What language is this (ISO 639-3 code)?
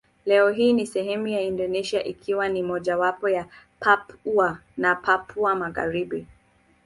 swa